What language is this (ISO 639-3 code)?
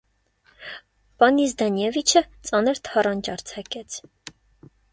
hye